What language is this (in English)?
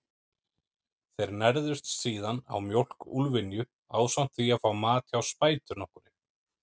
Icelandic